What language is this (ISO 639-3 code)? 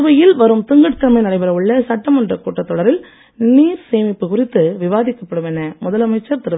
tam